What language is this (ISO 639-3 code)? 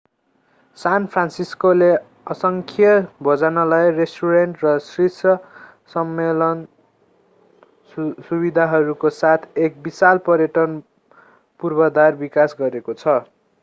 nep